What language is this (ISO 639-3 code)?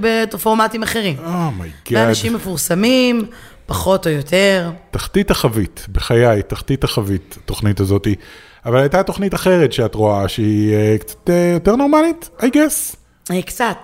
heb